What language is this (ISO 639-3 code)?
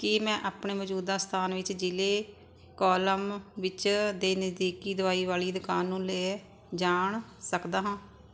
pan